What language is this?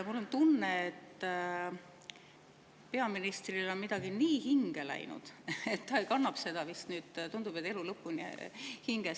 Estonian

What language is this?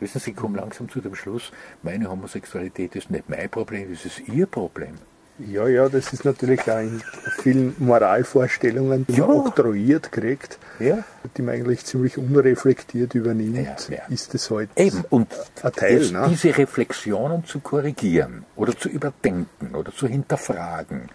German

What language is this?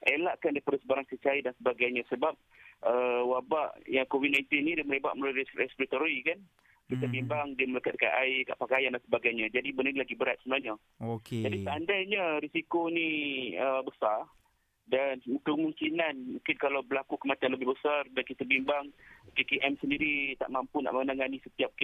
Malay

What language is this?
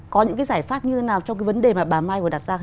Vietnamese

